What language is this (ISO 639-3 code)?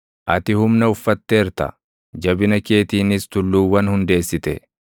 orm